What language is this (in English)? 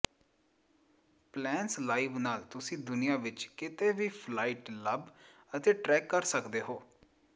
Punjabi